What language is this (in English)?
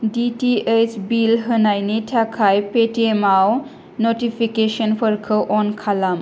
Bodo